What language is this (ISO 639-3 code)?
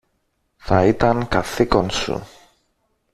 ell